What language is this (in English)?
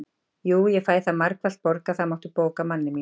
Icelandic